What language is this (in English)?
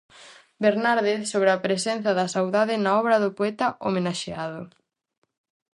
Galician